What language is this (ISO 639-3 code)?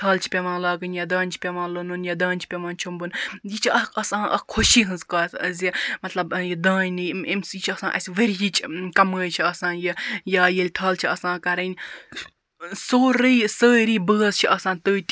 kas